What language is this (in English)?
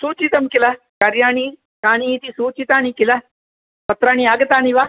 Sanskrit